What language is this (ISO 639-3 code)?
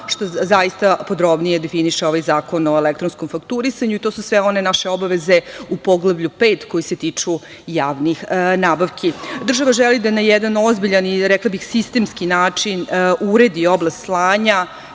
srp